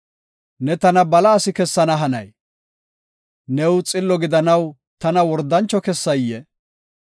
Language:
Gofa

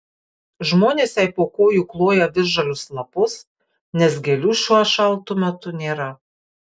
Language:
Lithuanian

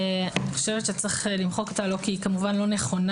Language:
Hebrew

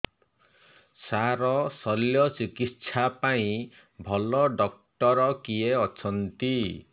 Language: Odia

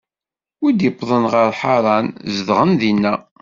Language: Kabyle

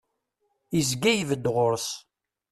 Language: Kabyle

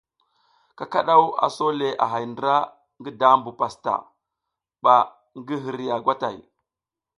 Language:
South Giziga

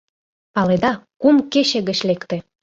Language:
Mari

